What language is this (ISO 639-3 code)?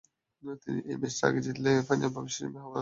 ben